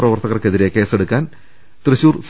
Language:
Malayalam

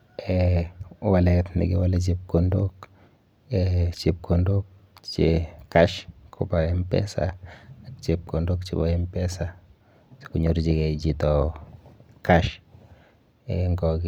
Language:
Kalenjin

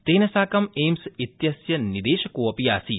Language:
Sanskrit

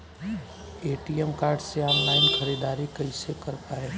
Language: Bhojpuri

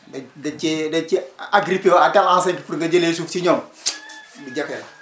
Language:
Wolof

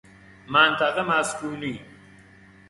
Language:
Persian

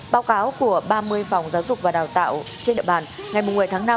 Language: Vietnamese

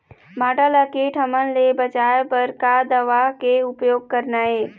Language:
Chhattisgarhi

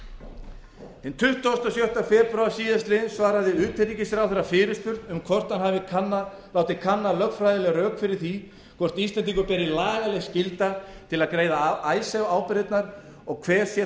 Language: Icelandic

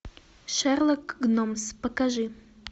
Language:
Russian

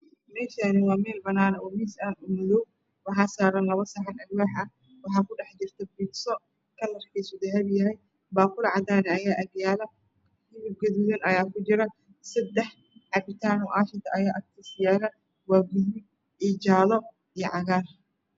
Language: Somali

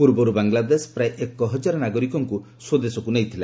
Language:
Odia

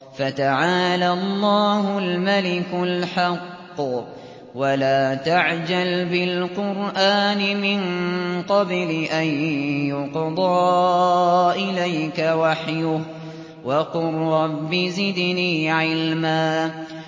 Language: Arabic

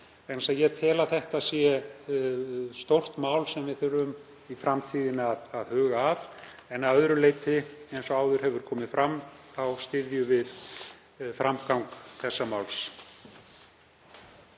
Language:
Icelandic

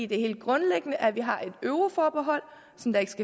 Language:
Danish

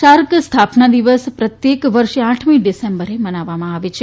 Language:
Gujarati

